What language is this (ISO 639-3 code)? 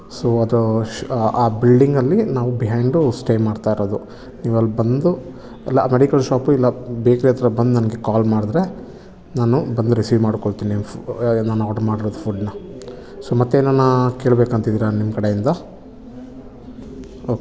kan